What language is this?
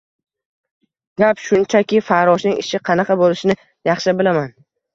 Uzbek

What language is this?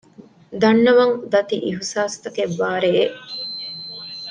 Divehi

